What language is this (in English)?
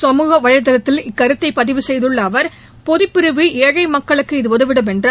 Tamil